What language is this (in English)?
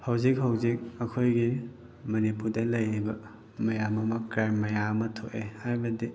Manipuri